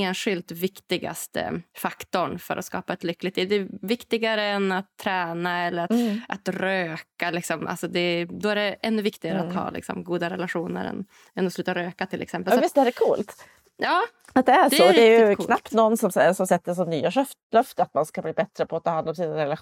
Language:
Swedish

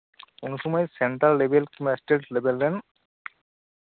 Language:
Santali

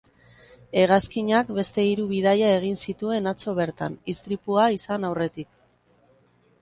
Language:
Basque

